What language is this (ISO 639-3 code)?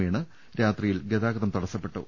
mal